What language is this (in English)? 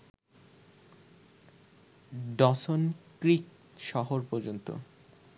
Bangla